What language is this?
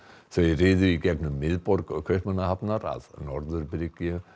Icelandic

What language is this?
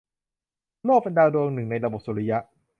Thai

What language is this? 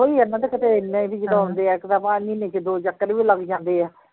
Punjabi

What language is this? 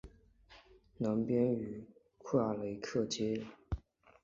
Chinese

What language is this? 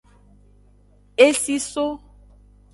Aja (Benin)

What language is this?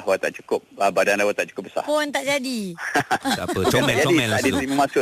Malay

